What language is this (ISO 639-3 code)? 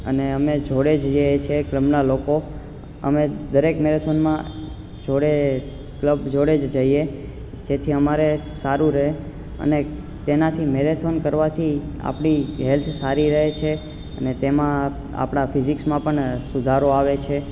guj